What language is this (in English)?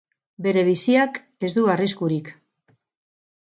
Basque